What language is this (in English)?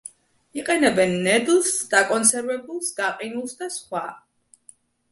Georgian